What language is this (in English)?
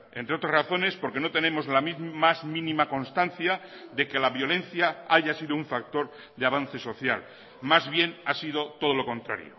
Spanish